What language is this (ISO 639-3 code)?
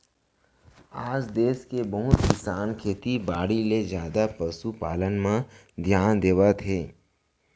hne